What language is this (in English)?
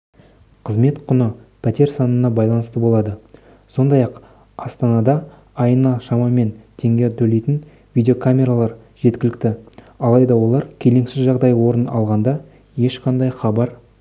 Kazakh